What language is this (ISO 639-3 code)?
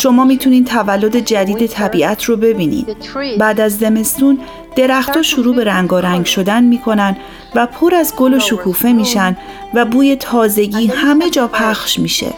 fas